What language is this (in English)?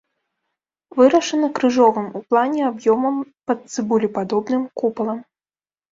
Belarusian